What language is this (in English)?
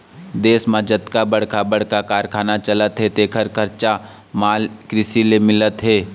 Chhattisgarhi